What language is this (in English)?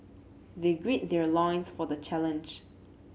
English